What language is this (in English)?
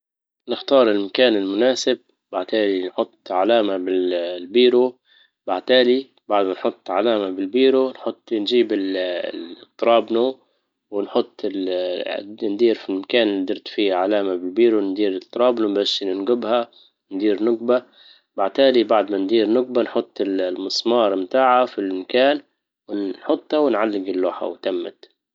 Libyan Arabic